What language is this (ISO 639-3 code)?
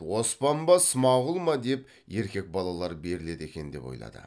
kaz